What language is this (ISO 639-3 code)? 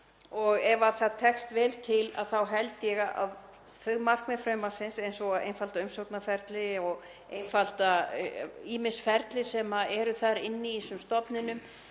isl